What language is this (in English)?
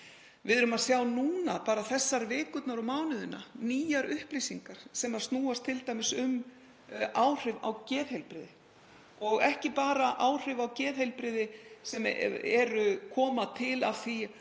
Icelandic